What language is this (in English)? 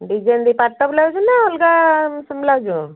Odia